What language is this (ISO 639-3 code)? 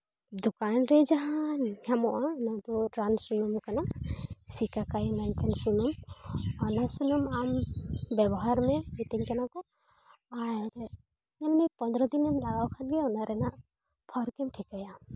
sat